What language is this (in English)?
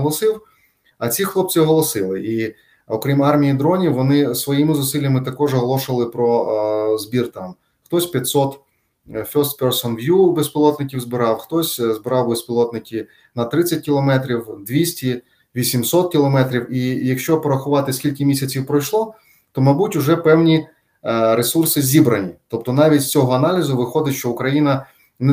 Ukrainian